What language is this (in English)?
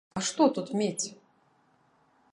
Belarusian